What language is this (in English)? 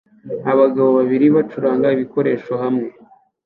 Kinyarwanda